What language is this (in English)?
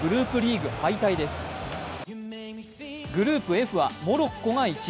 Japanese